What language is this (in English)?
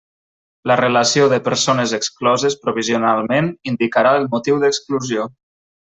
Catalan